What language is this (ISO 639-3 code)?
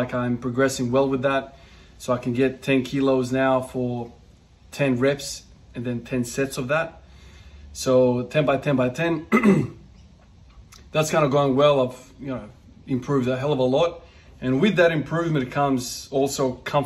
eng